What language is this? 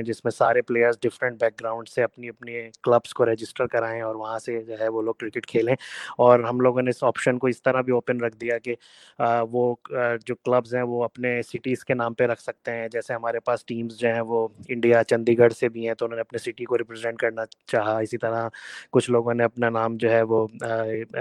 Urdu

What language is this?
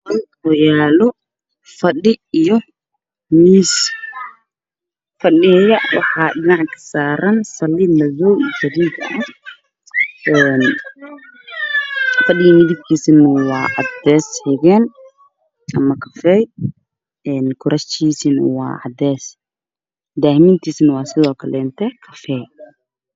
Somali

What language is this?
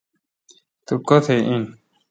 Kalkoti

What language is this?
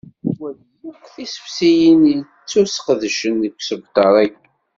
Kabyle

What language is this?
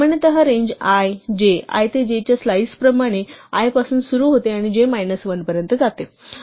Marathi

